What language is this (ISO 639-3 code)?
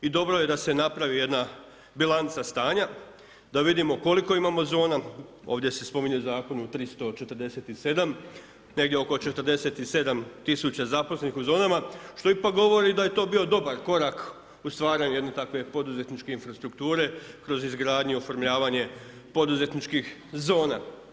hrv